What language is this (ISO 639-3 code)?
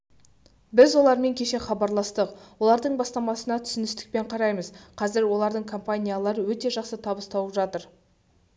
kaz